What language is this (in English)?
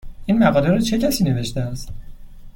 Persian